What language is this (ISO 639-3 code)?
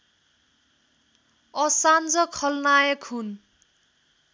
nep